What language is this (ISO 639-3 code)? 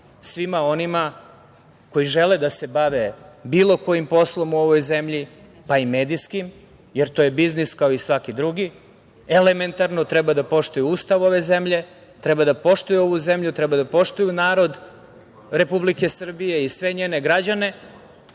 srp